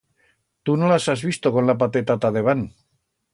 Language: Aragonese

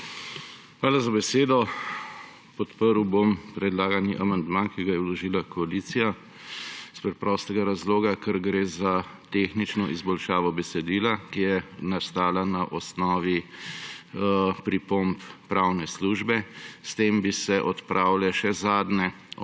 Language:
Slovenian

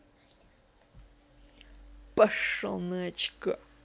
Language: Russian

